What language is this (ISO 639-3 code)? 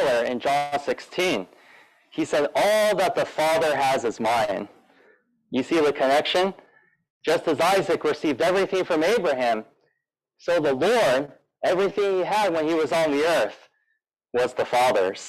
eng